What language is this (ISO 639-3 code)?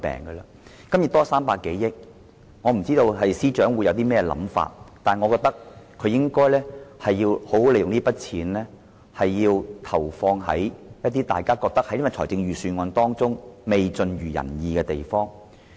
yue